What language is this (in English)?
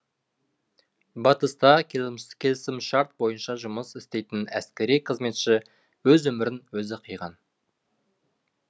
Kazakh